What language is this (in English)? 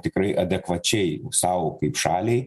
Lithuanian